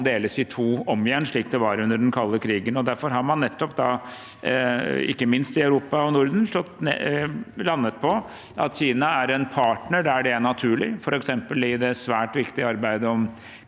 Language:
Norwegian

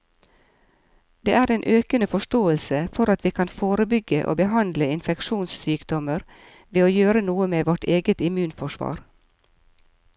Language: Norwegian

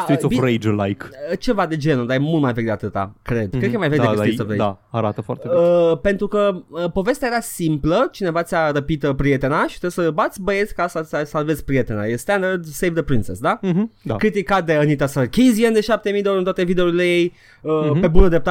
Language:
Romanian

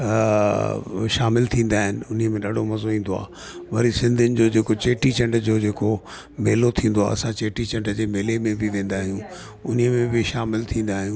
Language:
Sindhi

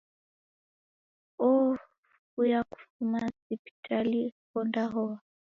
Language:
Taita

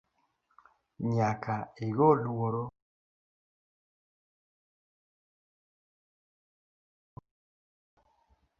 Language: Luo (Kenya and Tanzania)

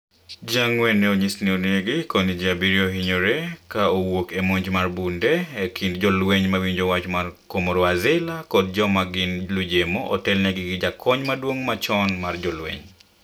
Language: Luo (Kenya and Tanzania)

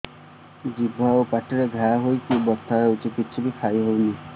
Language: Odia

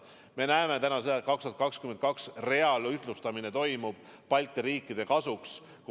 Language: Estonian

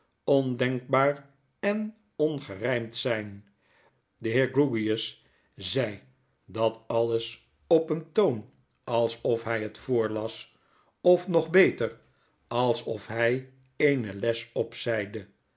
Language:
Dutch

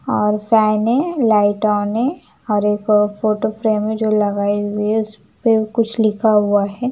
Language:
Hindi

